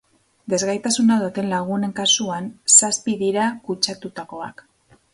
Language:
Basque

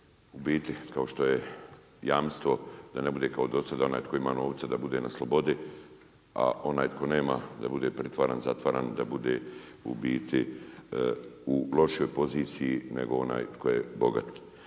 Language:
Croatian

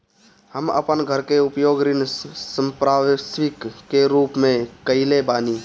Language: Bhojpuri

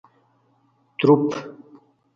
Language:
Khowar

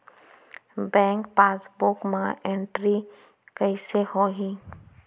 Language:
Chhattisgarhi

